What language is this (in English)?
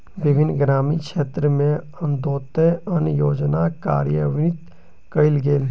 Maithili